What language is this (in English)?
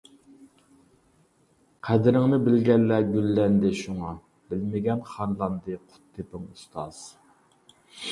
Uyghur